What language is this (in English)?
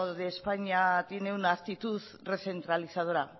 Spanish